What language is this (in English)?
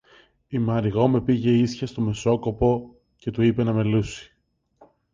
Greek